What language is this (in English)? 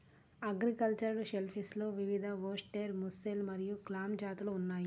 Telugu